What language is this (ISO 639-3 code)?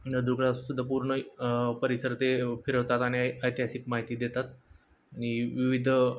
mar